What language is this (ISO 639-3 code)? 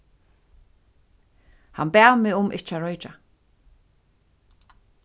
fao